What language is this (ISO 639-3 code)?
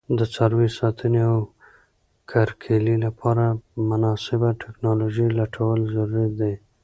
pus